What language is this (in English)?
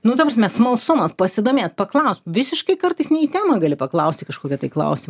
Lithuanian